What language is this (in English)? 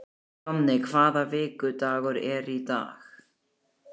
Icelandic